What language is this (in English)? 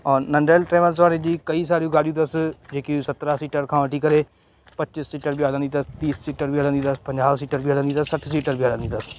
Sindhi